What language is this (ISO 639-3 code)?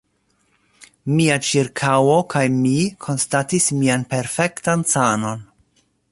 epo